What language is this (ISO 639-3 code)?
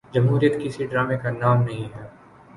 urd